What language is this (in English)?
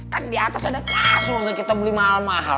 Indonesian